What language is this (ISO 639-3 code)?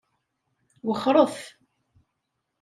kab